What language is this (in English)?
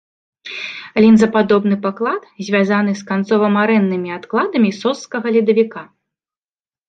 Belarusian